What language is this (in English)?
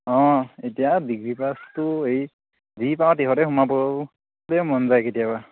Assamese